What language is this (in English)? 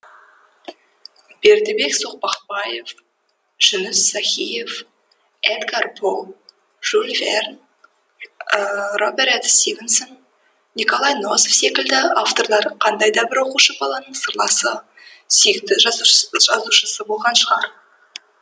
Kazakh